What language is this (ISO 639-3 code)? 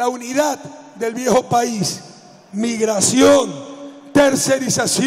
spa